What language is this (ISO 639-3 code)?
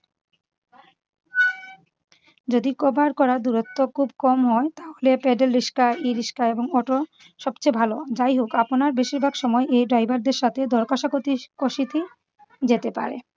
ben